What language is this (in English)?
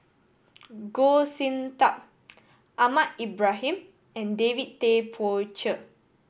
English